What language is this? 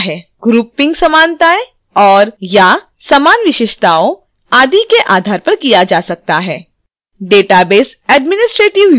Hindi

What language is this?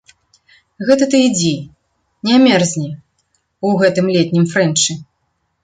Belarusian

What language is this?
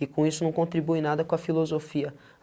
Portuguese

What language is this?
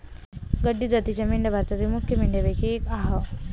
Marathi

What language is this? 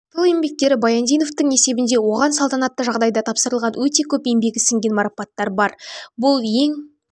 Kazakh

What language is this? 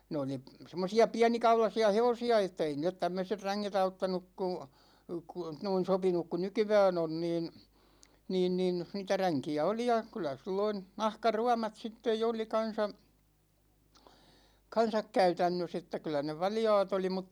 Finnish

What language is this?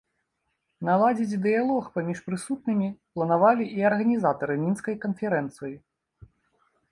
Belarusian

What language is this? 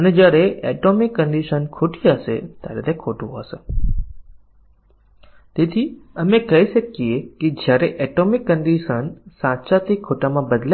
Gujarati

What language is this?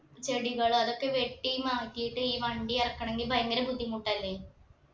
Malayalam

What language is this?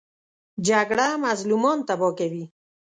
Pashto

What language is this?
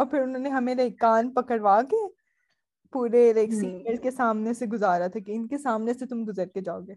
Urdu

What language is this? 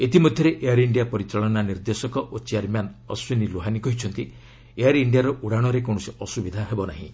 Odia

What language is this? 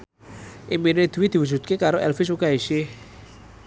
Javanese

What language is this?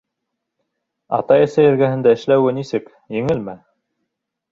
Bashkir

